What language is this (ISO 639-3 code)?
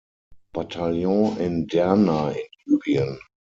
deu